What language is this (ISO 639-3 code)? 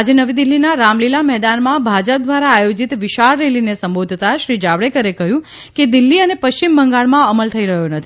guj